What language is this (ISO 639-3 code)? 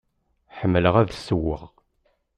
kab